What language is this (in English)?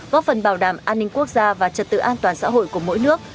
Vietnamese